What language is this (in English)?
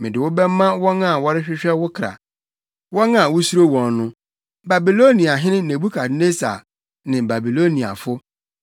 Akan